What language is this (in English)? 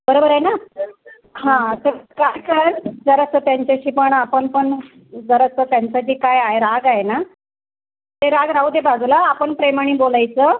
Marathi